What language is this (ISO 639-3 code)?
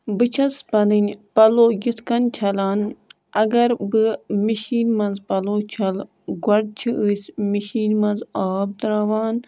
kas